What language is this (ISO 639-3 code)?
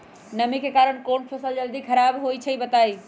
mag